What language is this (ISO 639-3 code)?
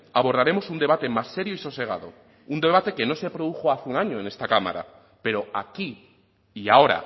spa